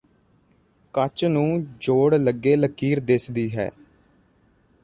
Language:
Punjabi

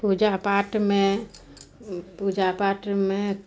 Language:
Maithili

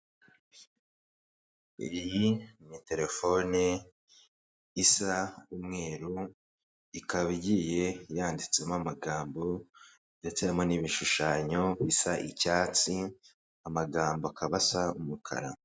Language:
Kinyarwanda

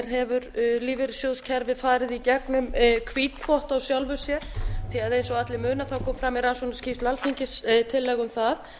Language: Icelandic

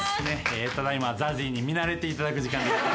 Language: Japanese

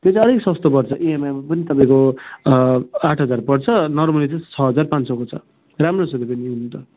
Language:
Nepali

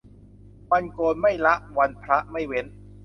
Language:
Thai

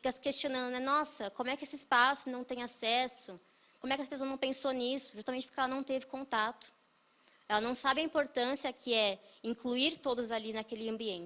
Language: Portuguese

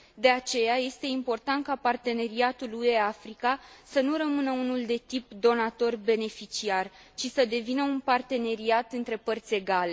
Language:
Romanian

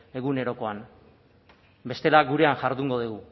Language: Basque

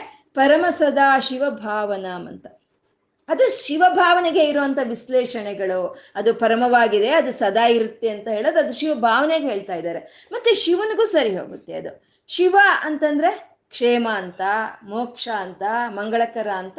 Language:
Kannada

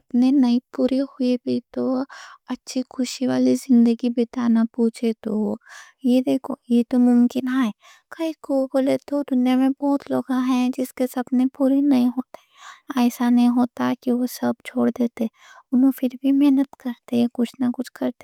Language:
Deccan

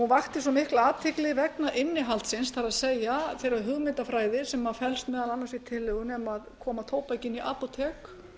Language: Icelandic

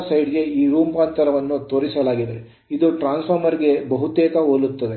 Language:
Kannada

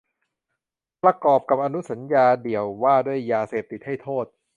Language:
Thai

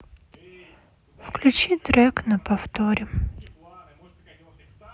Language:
Russian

